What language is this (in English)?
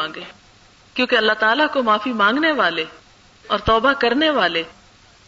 Urdu